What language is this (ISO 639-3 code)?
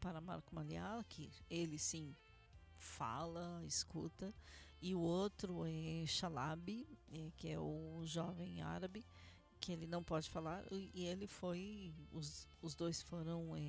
por